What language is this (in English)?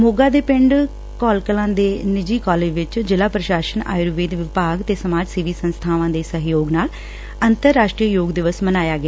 Punjabi